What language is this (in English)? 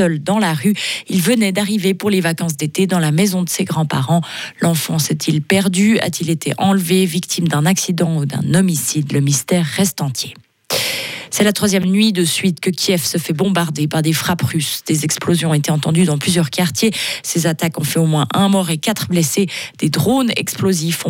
French